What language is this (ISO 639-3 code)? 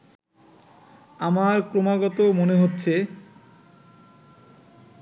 ben